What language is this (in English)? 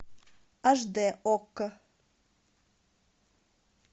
Russian